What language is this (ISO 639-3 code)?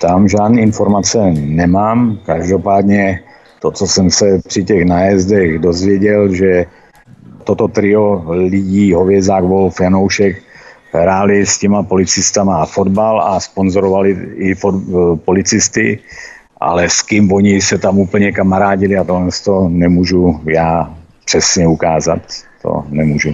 ces